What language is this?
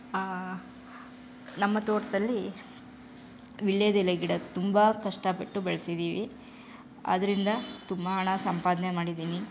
Kannada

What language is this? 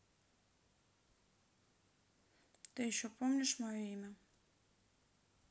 Russian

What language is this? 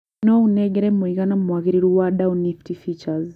Kikuyu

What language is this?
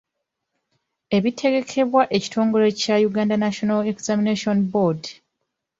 Ganda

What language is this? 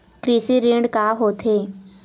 Chhattisgarhi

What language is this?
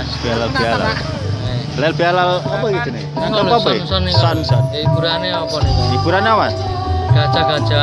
Indonesian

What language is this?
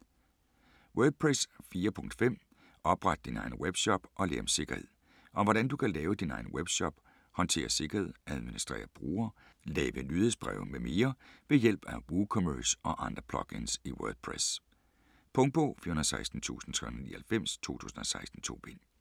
Danish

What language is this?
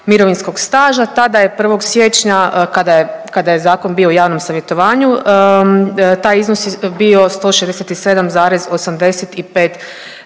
Croatian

